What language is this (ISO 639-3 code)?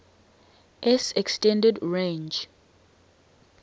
eng